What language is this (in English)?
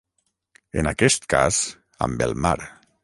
Catalan